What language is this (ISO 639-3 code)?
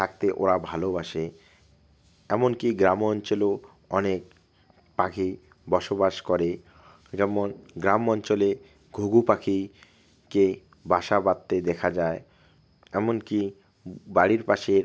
ben